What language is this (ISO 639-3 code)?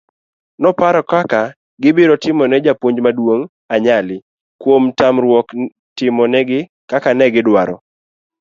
luo